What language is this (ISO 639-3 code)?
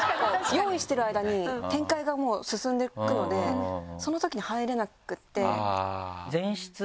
jpn